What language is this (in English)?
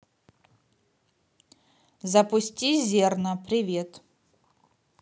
Russian